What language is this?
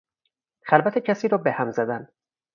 Persian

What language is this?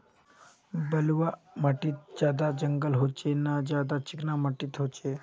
Magahi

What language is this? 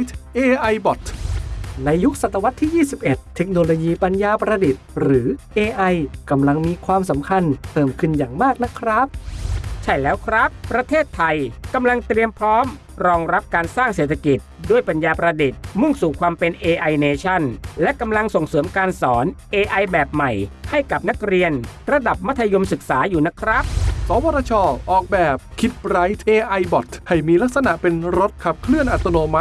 Thai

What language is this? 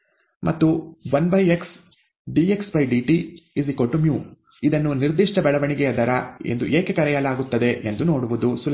Kannada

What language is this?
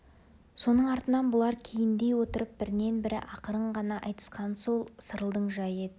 Kazakh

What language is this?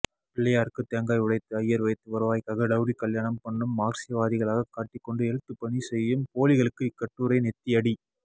Tamil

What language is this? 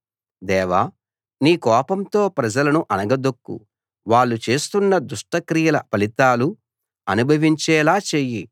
Telugu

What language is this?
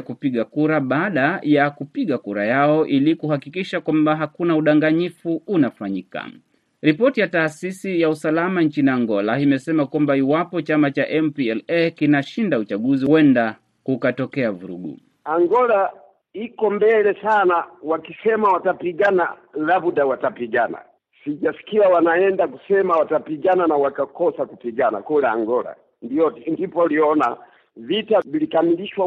Swahili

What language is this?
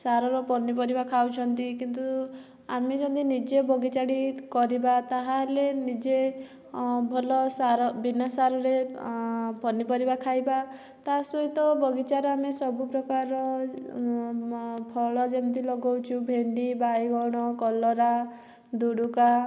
Odia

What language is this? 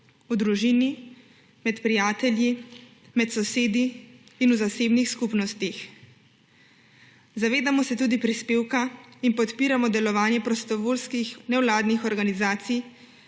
Slovenian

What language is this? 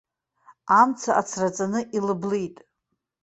Abkhazian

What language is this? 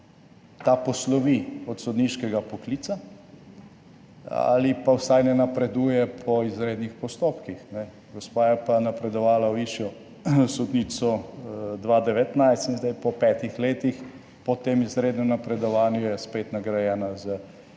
Slovenian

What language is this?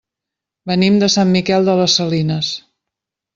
Catalan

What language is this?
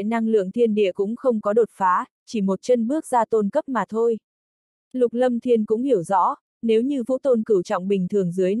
Vietnamese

